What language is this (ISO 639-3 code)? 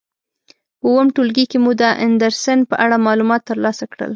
pus